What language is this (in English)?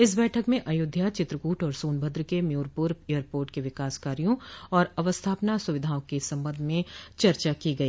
Hindi